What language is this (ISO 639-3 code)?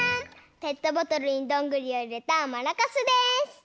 jpn